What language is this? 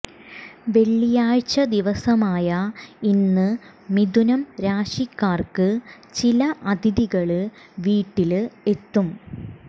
Malayalam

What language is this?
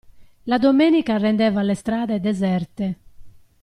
Italian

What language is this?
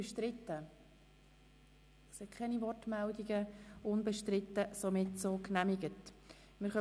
Swiss German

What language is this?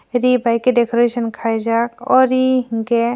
Kok Borok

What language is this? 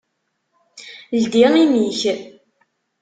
Kabyle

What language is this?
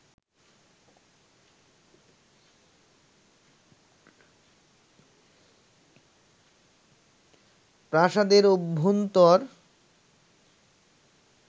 Bangla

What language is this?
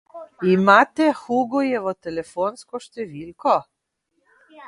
Slovenian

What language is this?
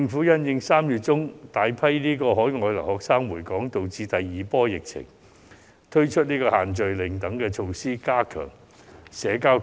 Cantonese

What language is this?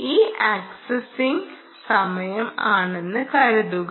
Malayalam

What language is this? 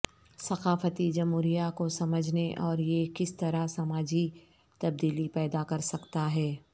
Urdu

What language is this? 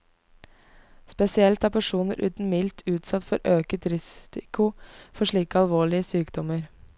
Norwegian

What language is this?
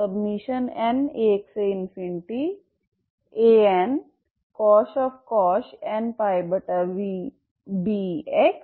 Hindi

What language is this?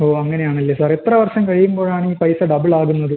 Malayalam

